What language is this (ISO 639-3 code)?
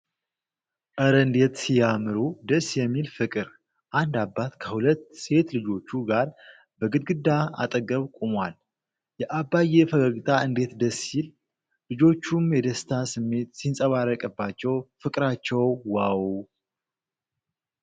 amh